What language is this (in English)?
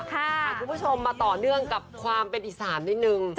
Thai